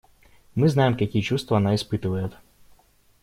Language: Russian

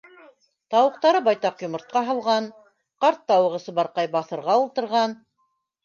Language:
Bashkir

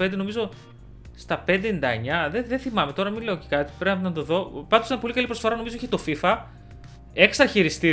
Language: Greek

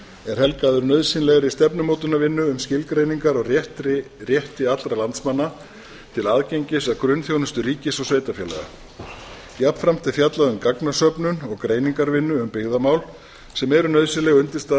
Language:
Icelandic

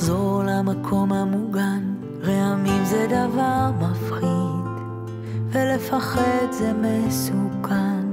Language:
Hebrew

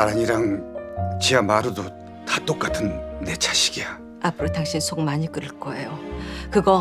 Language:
Korean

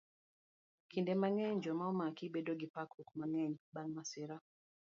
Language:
Luo (Kenya and Tanzania)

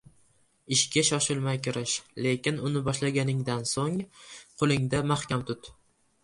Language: Uzbek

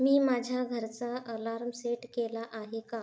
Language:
Marathi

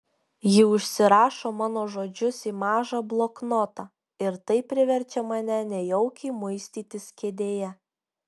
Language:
Lithuanian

